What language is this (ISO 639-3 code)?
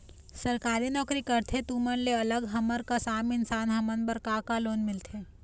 hne